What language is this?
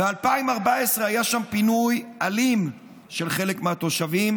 Hebrew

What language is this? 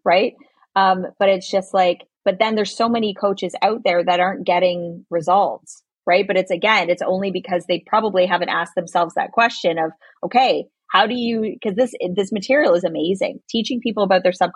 English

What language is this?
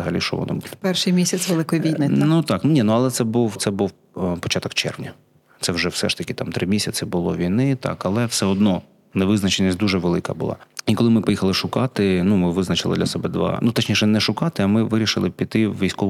Ukrainian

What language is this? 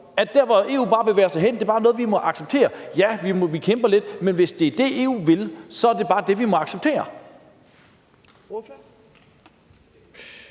Danish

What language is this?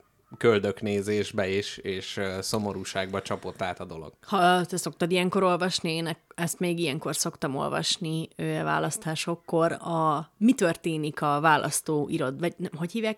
Hungarian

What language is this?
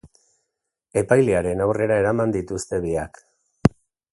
Basque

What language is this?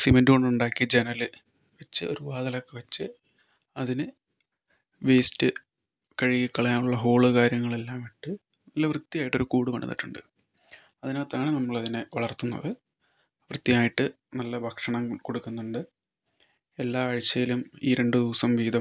Malayalam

